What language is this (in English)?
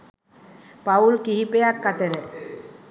Sinhala